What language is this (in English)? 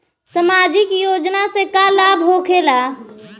Bhojpuri